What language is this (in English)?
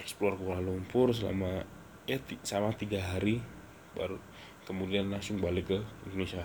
Indonesian